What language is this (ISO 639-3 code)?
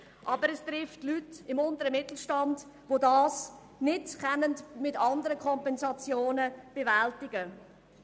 gsw